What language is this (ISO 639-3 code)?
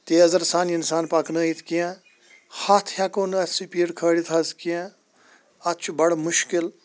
kas